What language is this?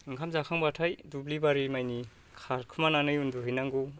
Bodo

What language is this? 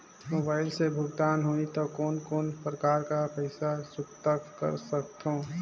Chhattisgarhi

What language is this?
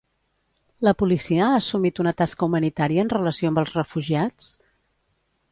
Catalan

